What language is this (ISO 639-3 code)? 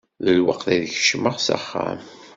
kab